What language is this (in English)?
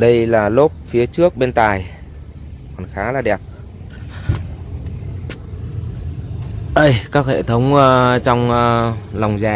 Vietnamese